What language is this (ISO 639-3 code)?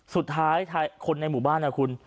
tha